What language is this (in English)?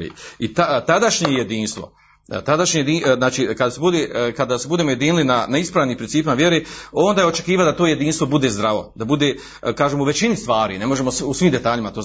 Croatian